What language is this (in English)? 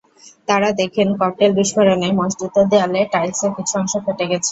Bangla